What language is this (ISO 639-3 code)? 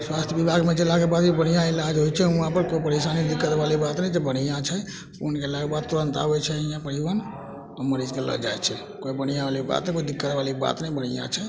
mai